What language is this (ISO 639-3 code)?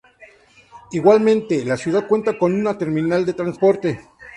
spa